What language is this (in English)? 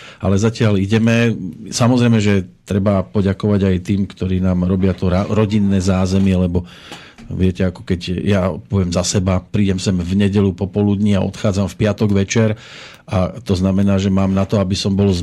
Slovak